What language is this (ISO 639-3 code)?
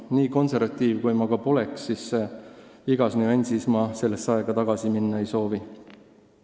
est